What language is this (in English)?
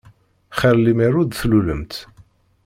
Kabyle